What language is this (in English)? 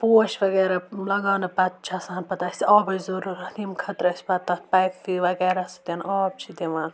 Kashmiri